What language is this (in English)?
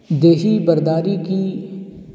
Urdu